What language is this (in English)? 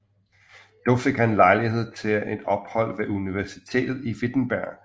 Danish